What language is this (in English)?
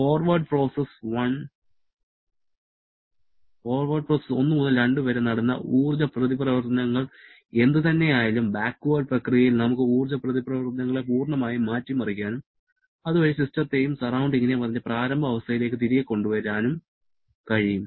Malayalam